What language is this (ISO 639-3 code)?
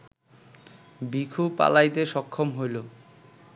ben